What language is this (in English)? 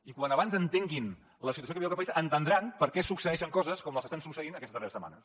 Catalan